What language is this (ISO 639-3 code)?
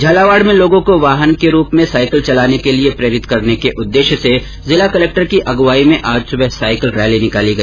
hin